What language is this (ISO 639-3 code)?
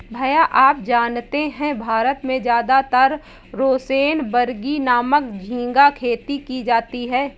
hin